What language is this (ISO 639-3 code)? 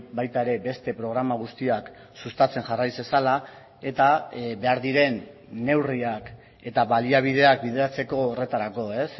eus